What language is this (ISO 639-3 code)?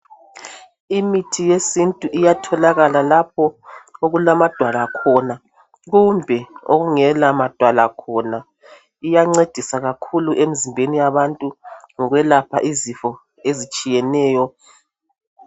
nde